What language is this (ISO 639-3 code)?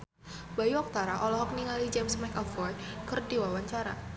sun